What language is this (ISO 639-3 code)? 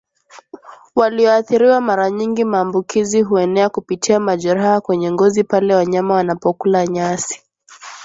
swa